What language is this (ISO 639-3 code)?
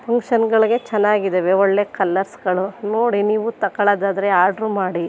kan